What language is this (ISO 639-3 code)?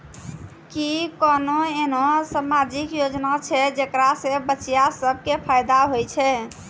mai